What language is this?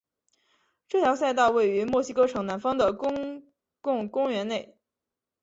Chinese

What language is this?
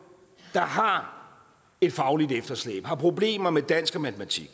Danish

